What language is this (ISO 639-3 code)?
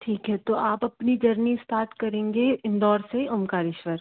hin